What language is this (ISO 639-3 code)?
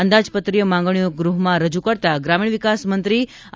guj